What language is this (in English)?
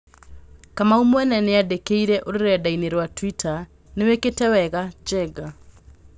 Kikuyu